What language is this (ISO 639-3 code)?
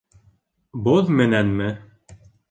bak